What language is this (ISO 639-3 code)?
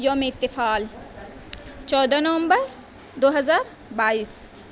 urd